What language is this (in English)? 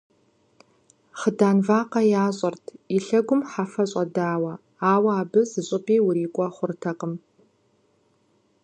Kabardian